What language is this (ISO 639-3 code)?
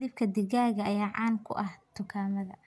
som